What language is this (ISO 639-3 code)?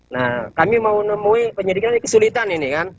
ind